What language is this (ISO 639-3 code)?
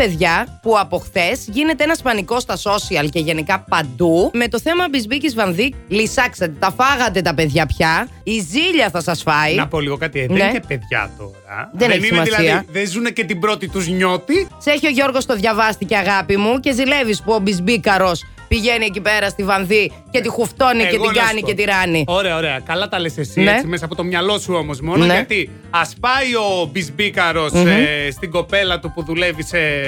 ell